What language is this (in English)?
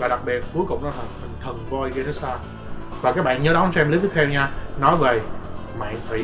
Vietnamese